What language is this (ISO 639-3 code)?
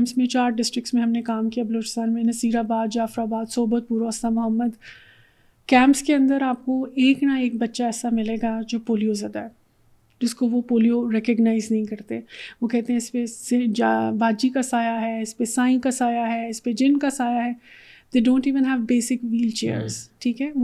urd